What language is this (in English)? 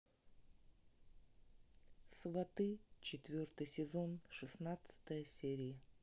Russian